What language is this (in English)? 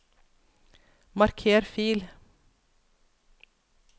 Norwegian